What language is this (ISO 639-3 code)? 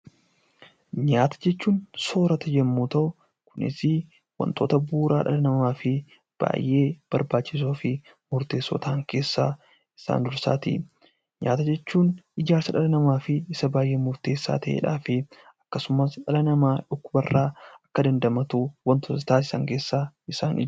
orm